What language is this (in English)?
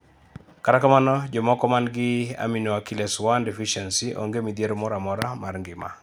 Luo (Kenya and Tanzania)